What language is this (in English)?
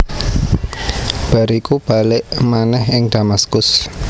Javanese